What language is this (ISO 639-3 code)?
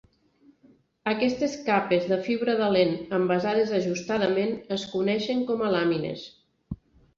cat